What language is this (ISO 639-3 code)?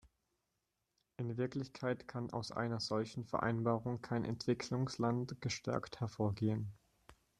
deu